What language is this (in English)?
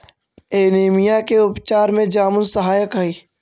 Magahi